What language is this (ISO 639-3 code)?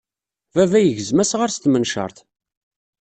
kab